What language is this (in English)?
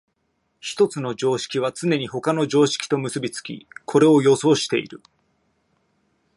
Japanese